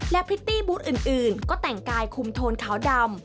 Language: Thai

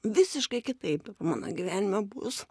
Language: Lithuanian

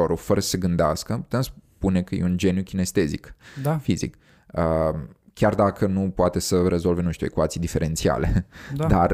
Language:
Romanian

